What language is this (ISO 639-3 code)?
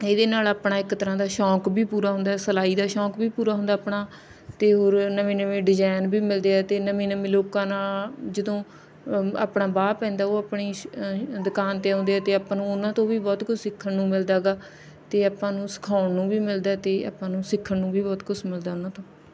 pan